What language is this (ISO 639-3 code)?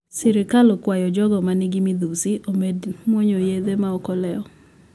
luo